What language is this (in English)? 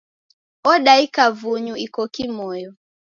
Taita